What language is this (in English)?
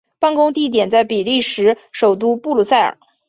Chinese